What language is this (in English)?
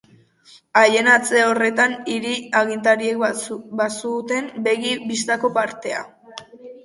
Basque